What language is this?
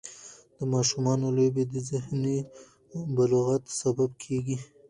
Pashto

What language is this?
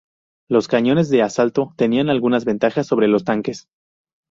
Spanish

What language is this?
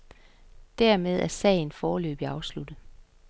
Danish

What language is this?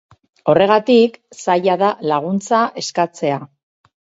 Basque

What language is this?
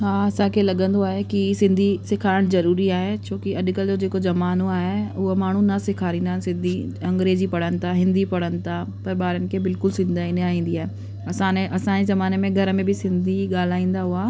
Sindhi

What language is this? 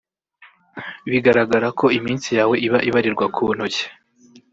Kinyarwanda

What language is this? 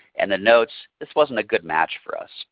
English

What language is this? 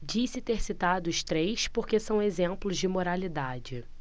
Portuguese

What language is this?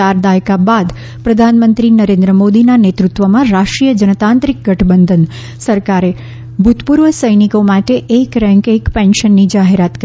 Gujarati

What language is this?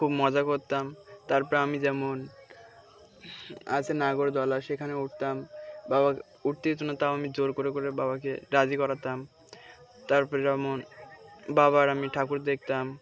Bangla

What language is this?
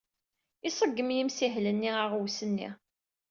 Kabyle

